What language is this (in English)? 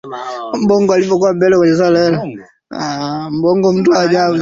Swahili